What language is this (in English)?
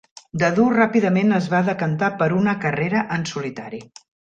Catalan